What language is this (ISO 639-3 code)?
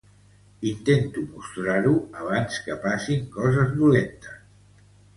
cat